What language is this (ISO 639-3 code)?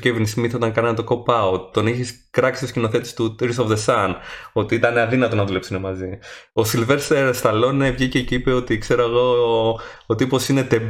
ell